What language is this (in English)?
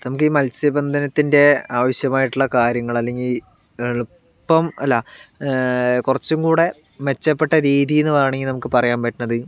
Malayalam